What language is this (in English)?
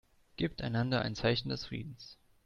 German